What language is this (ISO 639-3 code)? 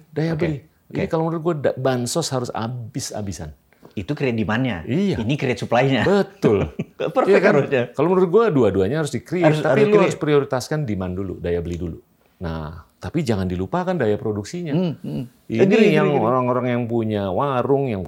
ind